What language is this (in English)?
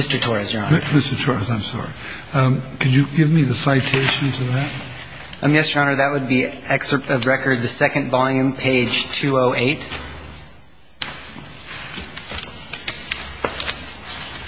English